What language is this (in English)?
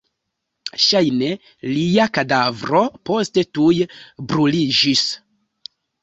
Esperanto